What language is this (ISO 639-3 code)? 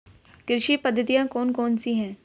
hin